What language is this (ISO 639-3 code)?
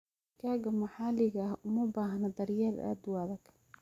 som